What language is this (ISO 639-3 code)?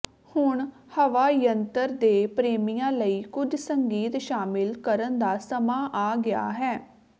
pan